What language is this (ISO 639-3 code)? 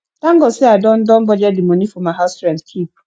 pcm